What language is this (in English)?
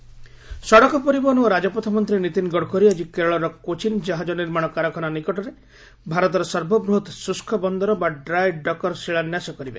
Odia